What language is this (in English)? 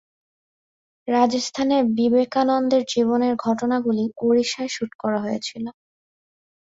Bangla